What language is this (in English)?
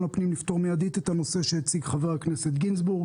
Hebrew